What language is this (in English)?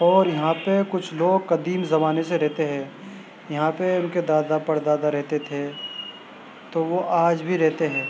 Urdu